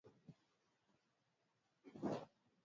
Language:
Swahili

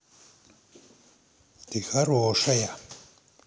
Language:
Russian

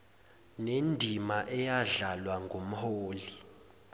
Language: Zulu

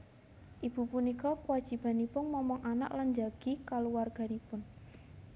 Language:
Javanese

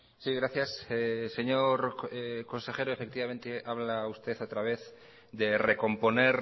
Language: Spanish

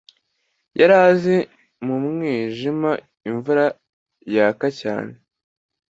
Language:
Kinyarwanda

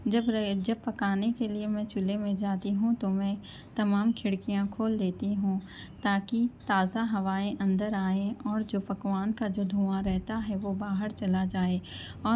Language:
Urdu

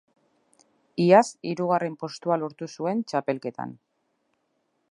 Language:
Basque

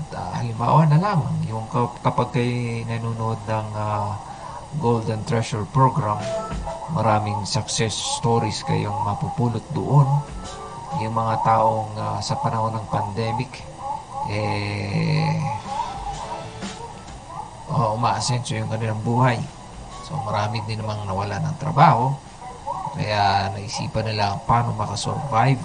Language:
Filipino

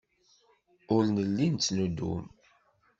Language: Kabyle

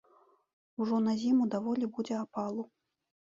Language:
Belarusian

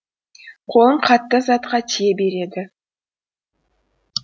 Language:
Kazakh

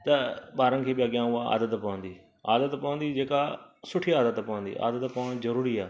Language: Sindhi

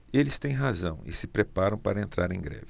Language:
Portuguese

